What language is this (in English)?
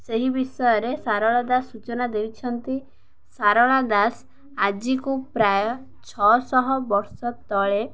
Odia